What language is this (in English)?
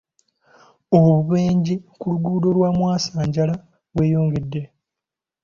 Ganda